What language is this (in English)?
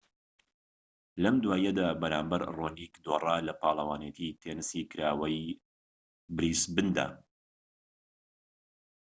Central Kurdish